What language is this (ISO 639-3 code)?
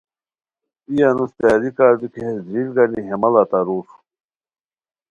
khw